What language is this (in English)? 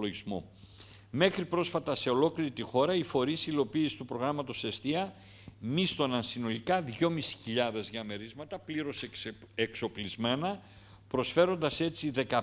Greek